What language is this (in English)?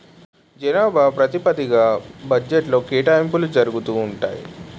Telugu